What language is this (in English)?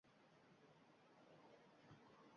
Uzbek